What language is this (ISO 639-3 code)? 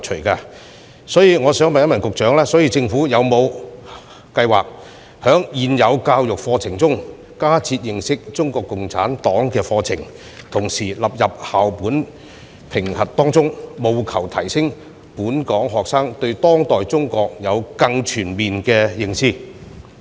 yue